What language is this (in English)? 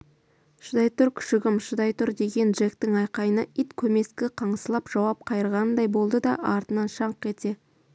Kazakh